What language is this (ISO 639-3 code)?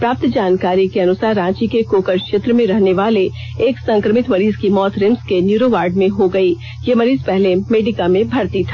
hin